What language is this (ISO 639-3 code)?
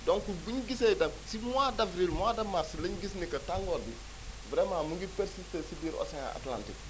wol